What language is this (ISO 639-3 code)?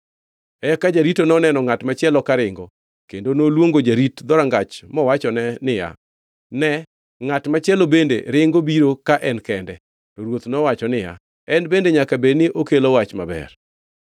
luo